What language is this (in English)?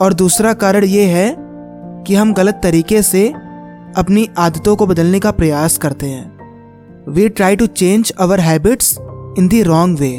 Hindi